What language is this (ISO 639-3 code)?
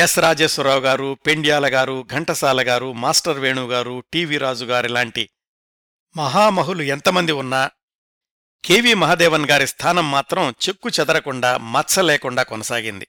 tel